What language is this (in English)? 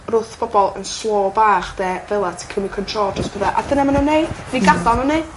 Welsh